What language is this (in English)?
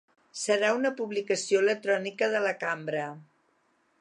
Catalan